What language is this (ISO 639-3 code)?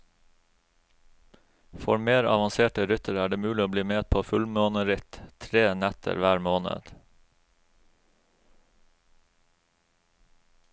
nor